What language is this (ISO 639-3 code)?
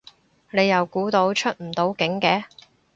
yue